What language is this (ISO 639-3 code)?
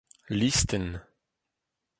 bre